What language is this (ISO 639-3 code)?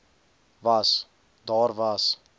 afr